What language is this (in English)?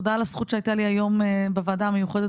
Hebrew